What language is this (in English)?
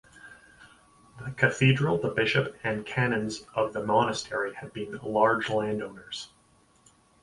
English